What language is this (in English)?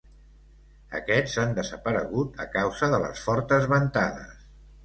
Catalan